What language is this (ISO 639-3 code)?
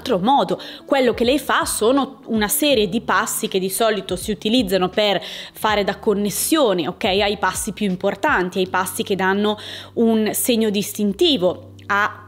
ita